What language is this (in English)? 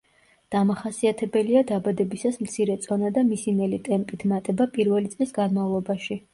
Georgian